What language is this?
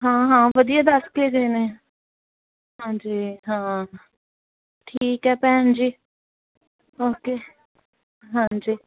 Punjabi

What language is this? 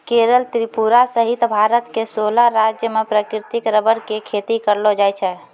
Maithili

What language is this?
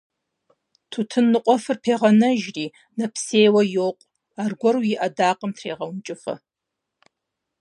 Kabardian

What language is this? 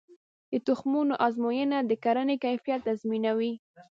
Pashto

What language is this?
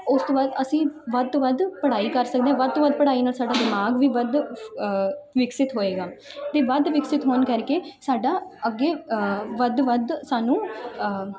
Punjabi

